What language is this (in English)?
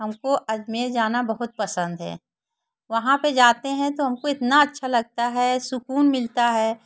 Hindi